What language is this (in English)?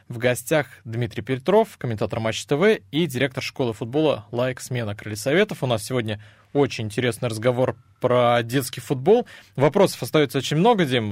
Russian